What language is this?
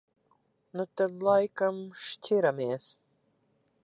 Latvian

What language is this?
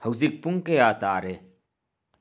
Manipuri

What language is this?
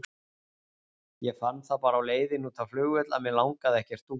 Icelandic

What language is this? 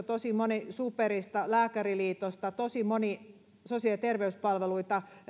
Finnish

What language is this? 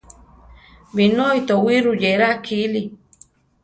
Central Tarahumara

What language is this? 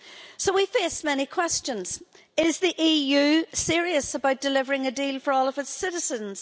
English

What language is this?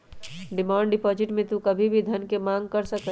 Magahi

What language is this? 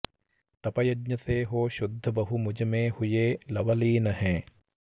Sanskrit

